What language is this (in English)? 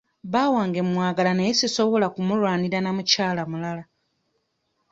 Ganda